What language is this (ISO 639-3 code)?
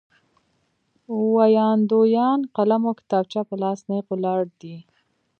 pus